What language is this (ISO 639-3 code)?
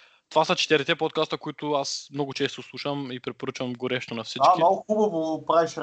bul